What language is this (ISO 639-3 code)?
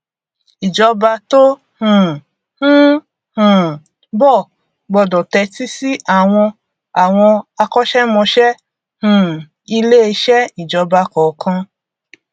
yor